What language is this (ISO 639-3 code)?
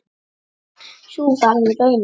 isl